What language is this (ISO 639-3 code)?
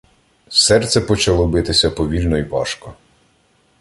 ukr